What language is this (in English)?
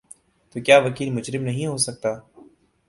Urdu